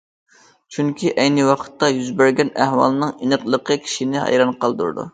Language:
Uyghur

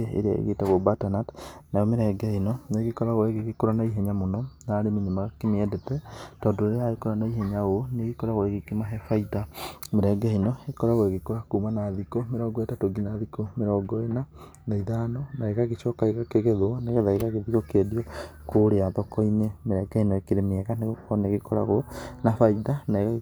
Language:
Kikuyu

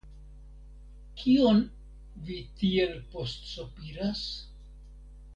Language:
Esperanto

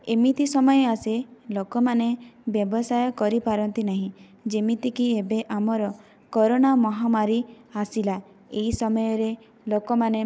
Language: Odia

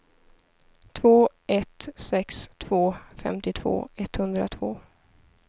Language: Swedish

